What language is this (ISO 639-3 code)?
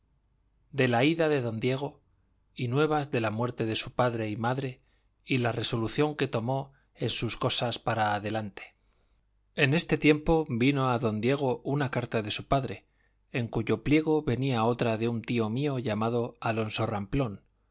spa